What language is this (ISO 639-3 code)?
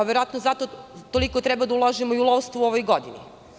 srp